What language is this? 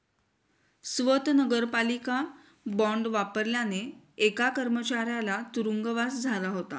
Marathi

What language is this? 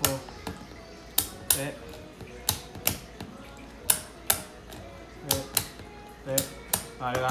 Vietnamese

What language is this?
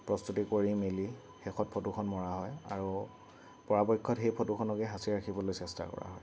Assamese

